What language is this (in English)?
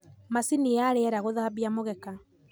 Kikuyu